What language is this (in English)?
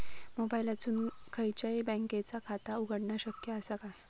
Marathi